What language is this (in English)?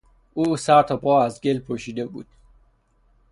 Persian